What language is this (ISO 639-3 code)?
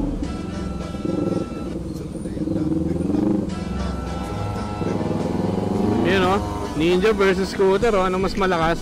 fil